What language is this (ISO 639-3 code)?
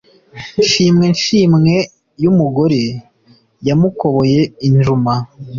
kin